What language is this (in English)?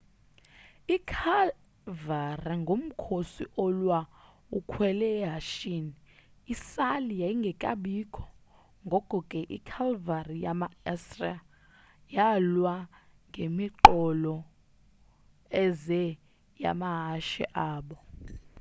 Xhosa